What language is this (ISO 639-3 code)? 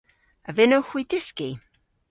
cor